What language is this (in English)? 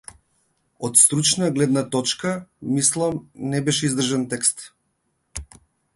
Macedonian